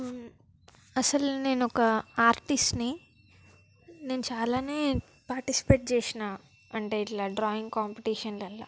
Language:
Telugu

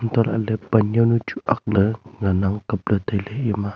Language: Wancho Naga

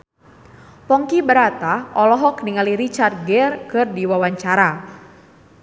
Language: Sundanese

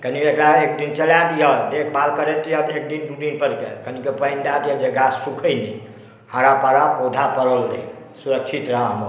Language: Maithili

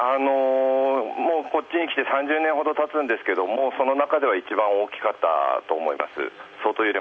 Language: Japanese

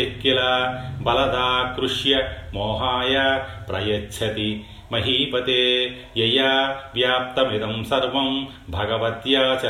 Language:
Telugu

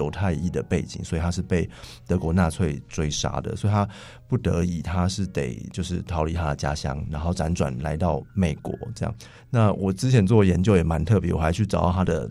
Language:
Chinese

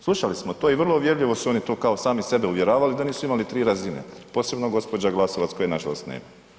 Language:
Croatian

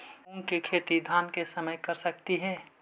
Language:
Magahi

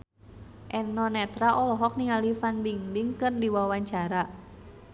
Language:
Sundanese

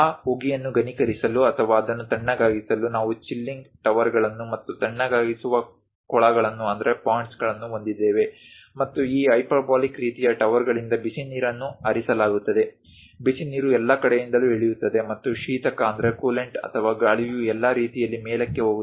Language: Kannada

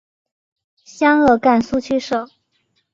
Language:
Chinese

